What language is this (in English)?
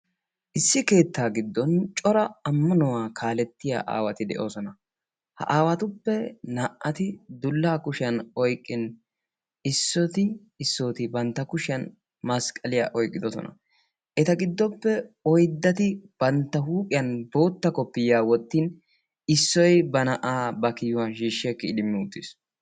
Wolaytta